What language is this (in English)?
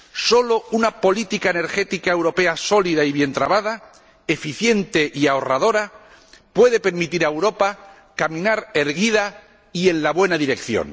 Spanish